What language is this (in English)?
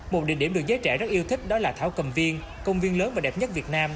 Vietnamese